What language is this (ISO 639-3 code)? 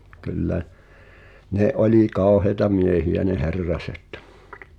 fin